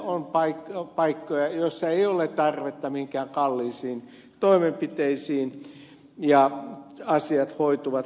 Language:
Finnish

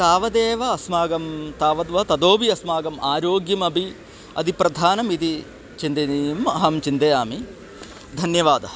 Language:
Sanskrit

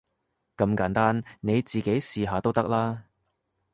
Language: Cantonese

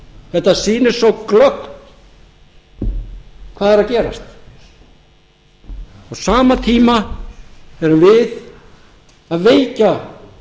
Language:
Icelandic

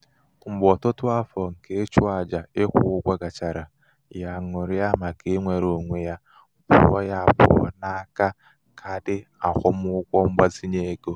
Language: Igbo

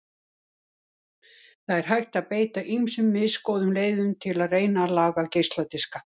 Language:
Icelandic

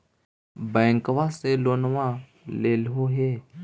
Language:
Magahi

